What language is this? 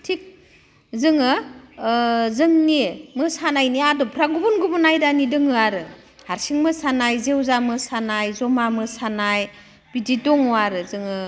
Bodo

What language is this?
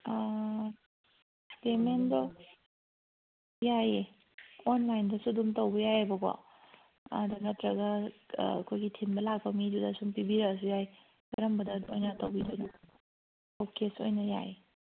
Manipuri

